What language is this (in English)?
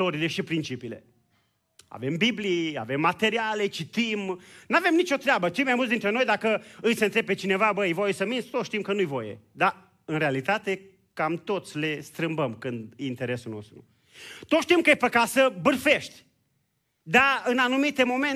Romanian